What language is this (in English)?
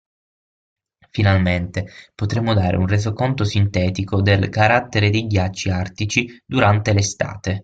Italian